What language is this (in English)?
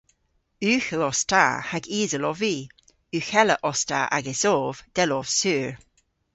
Cornish